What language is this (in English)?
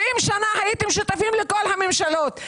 Hebrew